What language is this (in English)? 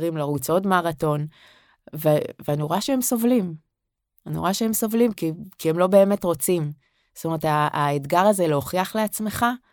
Hebrew